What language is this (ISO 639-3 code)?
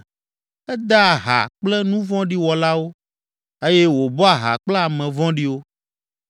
ewe